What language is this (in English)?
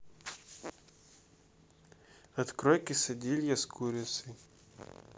Russian